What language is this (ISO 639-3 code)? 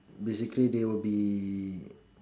eng